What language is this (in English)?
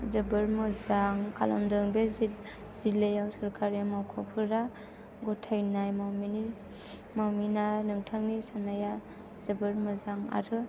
Bodo